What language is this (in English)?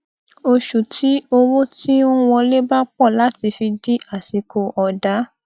Yoruba